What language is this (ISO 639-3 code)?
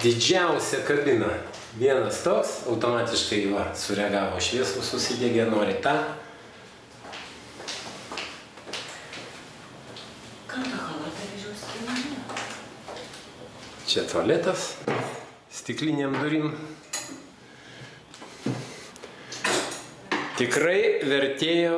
rus